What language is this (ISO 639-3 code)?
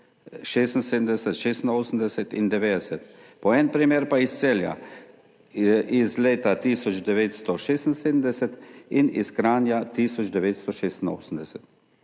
slv